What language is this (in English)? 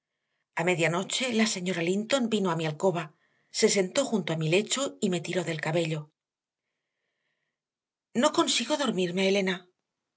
Spanish